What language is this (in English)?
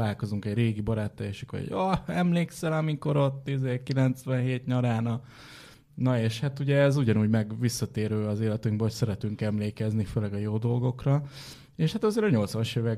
Hungarian